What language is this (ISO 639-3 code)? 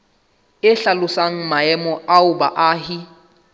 sot